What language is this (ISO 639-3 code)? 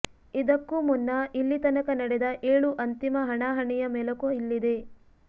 kan